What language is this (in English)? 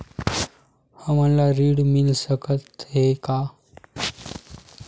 Chhattisgarhi